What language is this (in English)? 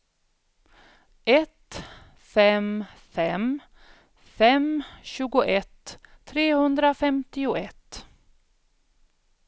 Swedish